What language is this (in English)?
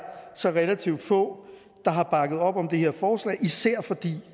Danish